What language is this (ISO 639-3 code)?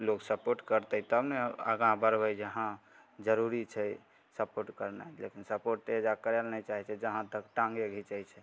mai